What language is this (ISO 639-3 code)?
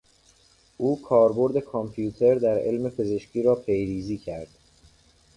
fas